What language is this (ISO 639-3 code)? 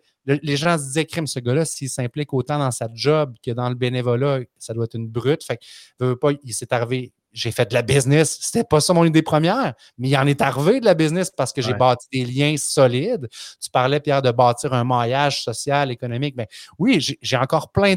fra